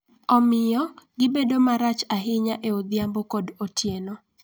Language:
Luo (Kenya and Tanzania)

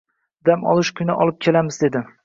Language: Uzbek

